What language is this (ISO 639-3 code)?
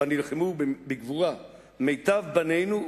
heb